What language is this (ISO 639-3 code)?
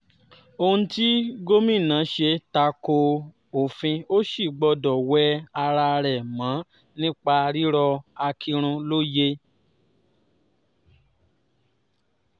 yor